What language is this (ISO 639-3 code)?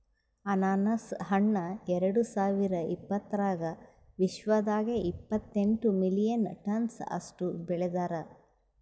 kan